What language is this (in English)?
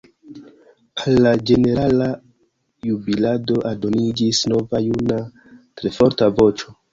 Esperanto